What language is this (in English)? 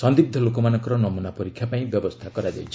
Odia